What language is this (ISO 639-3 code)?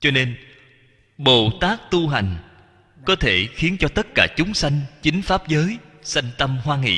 vie